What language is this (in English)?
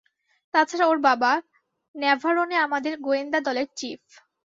Bangla